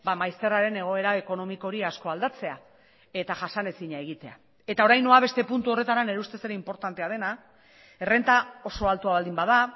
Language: Basque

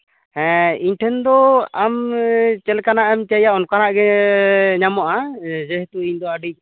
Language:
Santali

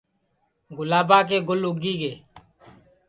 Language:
Sansi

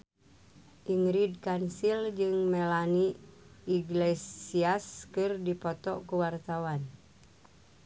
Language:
Sundanese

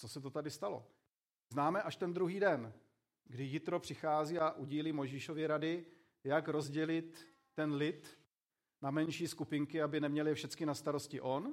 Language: Czech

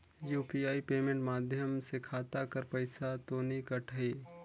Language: Chhattisgarhi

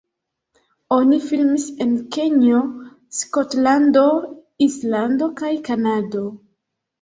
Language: Esperanto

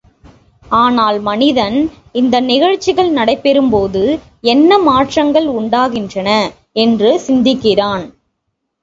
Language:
Tamil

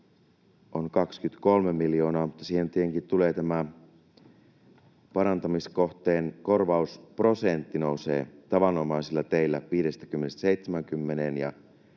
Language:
Finnish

